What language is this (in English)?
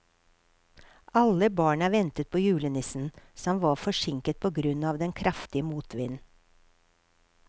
Norwegian